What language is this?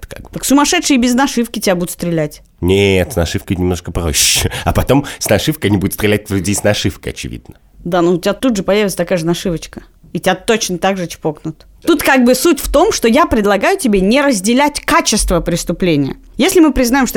Russian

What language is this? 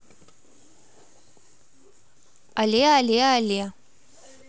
Russian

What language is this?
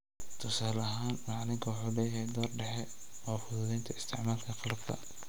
Somali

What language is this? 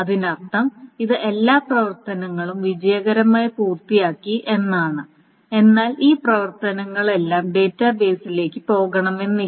Malayalam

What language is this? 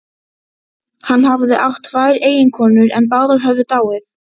Icelandic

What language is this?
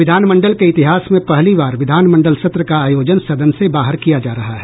Hindi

